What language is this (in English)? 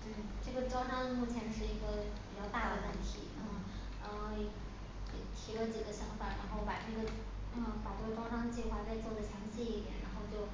Chinese